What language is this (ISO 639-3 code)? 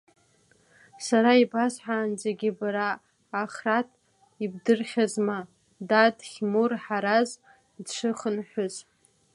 abk